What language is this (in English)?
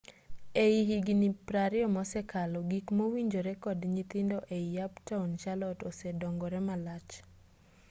Luo (Kenya and Tanzania)